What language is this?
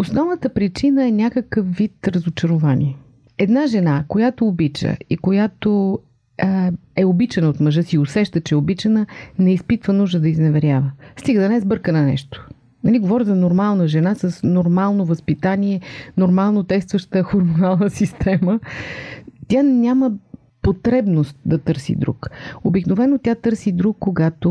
Bulgarian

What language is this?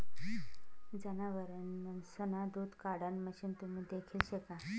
Marathi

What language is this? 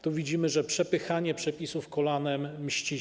Polish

